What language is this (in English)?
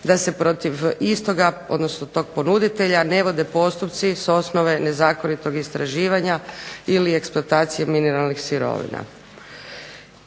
Croatian